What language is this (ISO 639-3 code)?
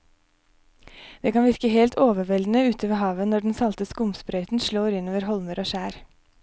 nor